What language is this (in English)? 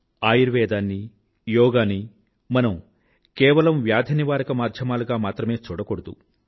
Telugu